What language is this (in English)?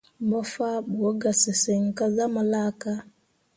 Mundang